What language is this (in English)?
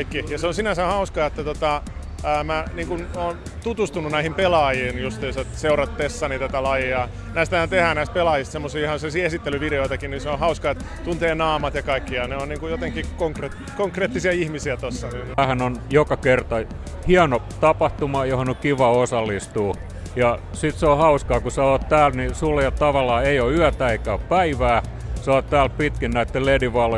Finnish